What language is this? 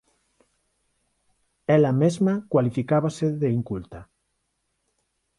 Galician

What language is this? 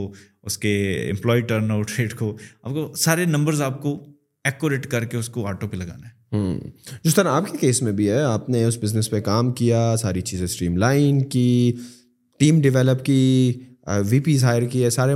Urdu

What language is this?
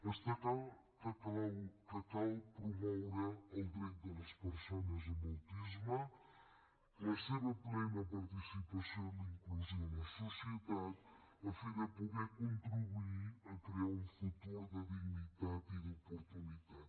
Catalan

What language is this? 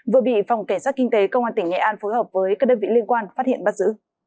Vietnamese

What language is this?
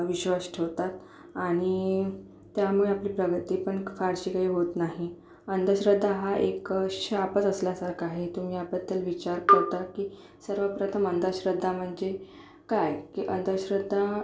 Marathi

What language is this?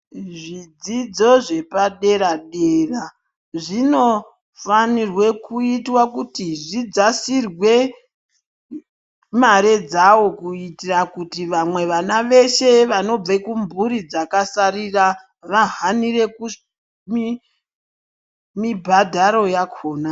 Ndau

